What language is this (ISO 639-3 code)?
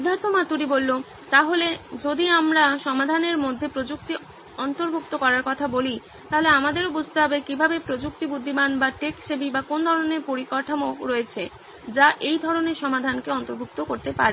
ben